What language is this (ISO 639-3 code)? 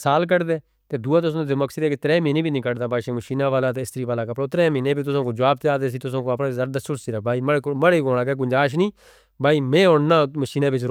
hno